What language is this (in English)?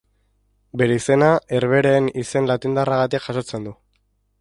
Basque